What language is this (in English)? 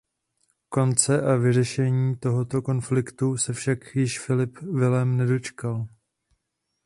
Czech